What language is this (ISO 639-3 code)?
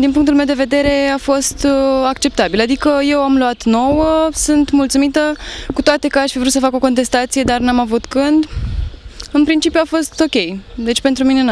ron